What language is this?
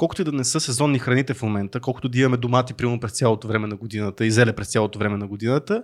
Bulgarian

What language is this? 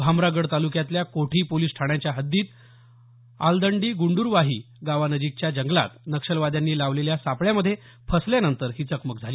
Marathi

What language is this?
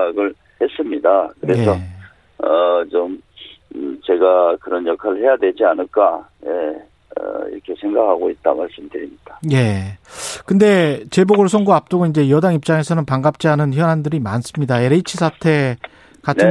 Korean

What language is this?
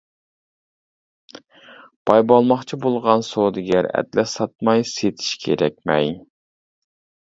Uyghur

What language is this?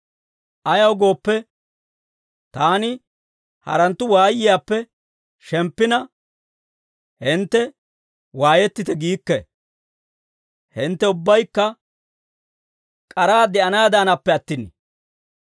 Dawro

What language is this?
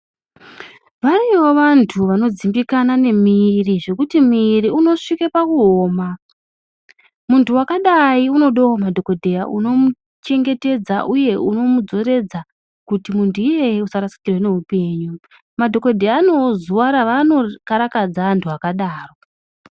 Ndau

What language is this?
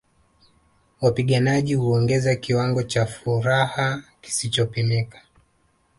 Swahili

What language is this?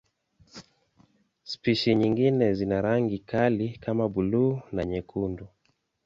Swahili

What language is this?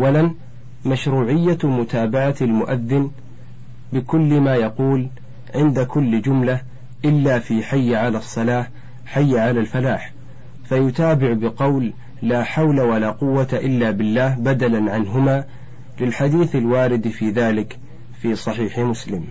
Arabic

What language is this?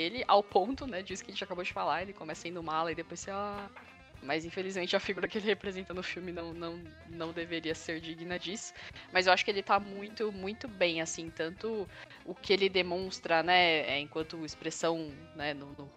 Portuguese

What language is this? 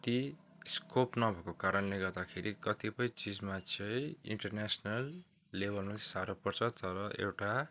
Nepali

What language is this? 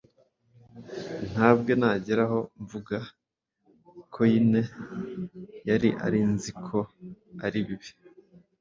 Kinyarwanda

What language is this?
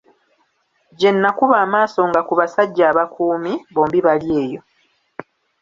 Ganda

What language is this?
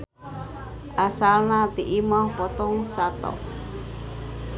Sundanese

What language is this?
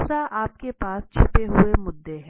Hindi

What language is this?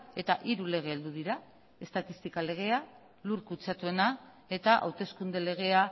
Basque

